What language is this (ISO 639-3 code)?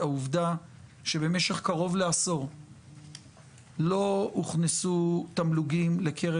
heb